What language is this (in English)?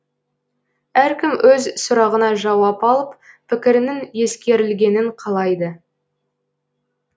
Kazakh